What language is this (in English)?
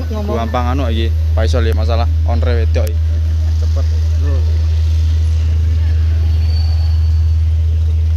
Indonesian